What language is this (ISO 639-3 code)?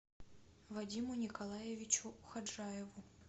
rus